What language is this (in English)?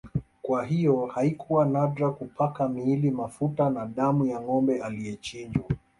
Swahili